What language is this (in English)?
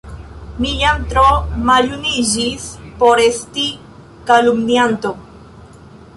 Esperanto